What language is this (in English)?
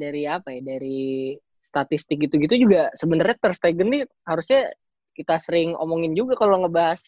Indonesian